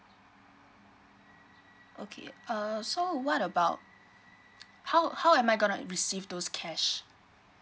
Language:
English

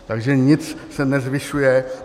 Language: Czech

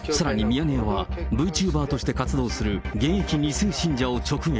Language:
Japanese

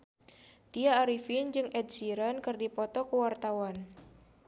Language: Sundanese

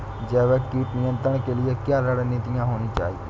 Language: Hindi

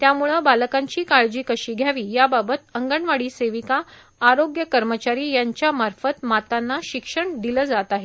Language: Marathi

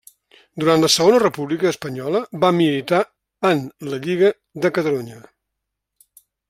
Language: Catalan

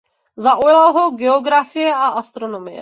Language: Czech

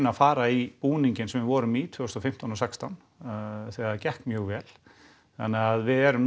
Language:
Icelandic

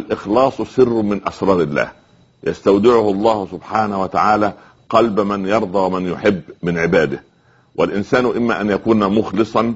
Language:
Arabic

